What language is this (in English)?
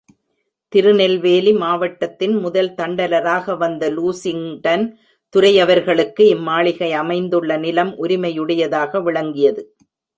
Tamil